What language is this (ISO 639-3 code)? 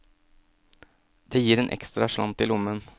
nor